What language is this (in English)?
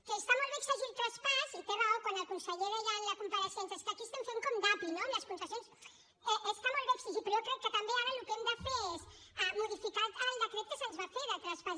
Catalan